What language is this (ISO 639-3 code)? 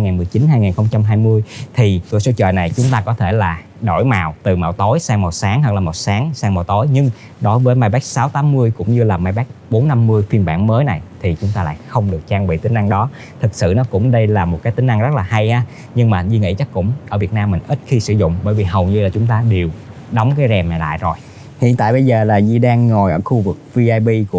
vie